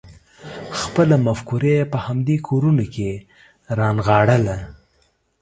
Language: Pashto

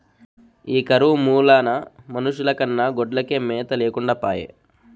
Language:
Telugu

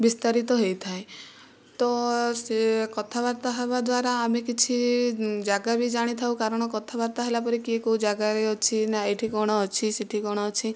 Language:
Odia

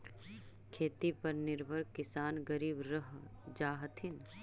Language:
Magahi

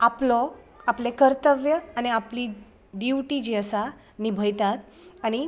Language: Konkani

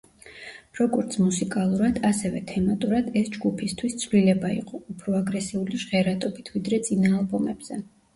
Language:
Georgian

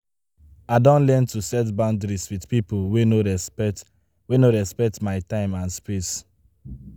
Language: Nigerian Pidgin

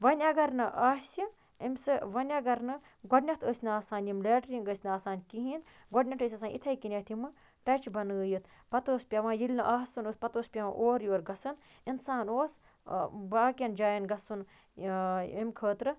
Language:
Kashmiri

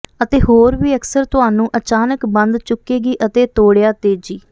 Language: Punjabi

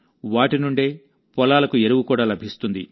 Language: Telugu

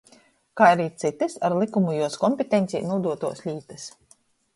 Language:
Latgalian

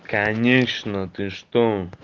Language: Russian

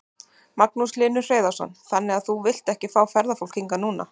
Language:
Icelandic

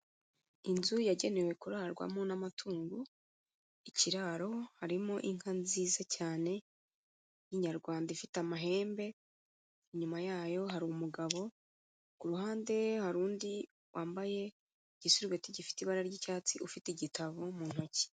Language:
Kinyarwanda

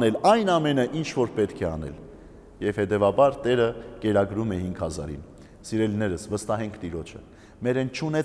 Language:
Arabic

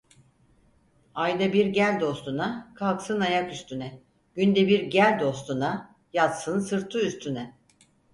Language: Turkish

